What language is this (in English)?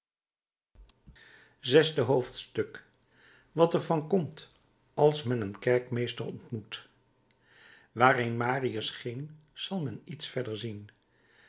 Dutch